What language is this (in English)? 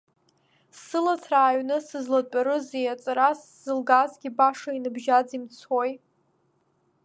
Abkhazian